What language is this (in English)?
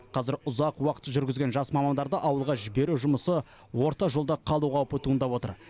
Kazakh